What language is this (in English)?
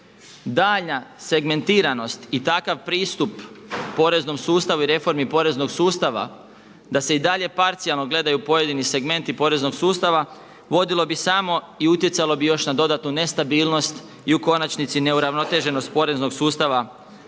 Croatian